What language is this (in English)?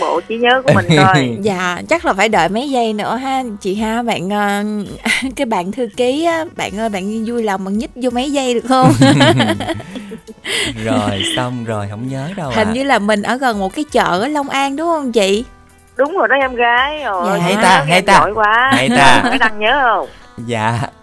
Vietnamese